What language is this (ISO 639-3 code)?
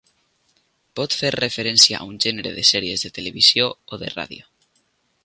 cat